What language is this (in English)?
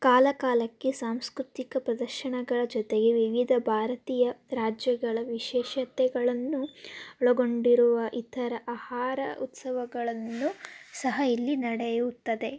Kannada